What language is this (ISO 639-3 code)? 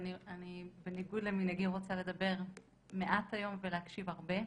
heb